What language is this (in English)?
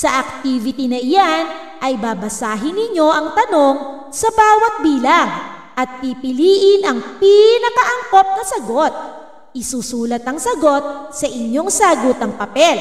Filipino